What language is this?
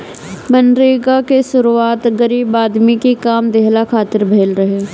Bhojpuri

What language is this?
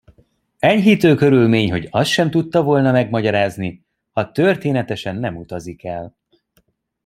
Hungarian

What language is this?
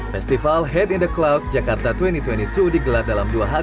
Indonesian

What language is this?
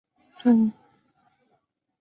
Chinese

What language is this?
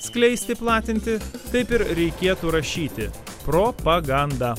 Lithuanian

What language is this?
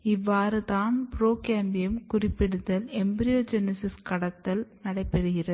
Tamil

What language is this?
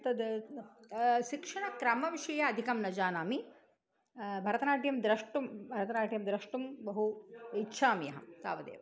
Sanskrit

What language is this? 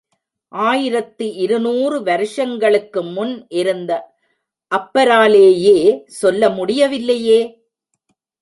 Tamil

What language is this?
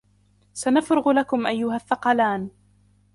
Arabic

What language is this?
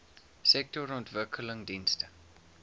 Afrikaans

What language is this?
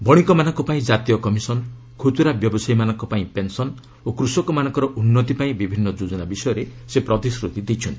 Odia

